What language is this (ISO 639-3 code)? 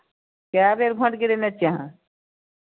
mai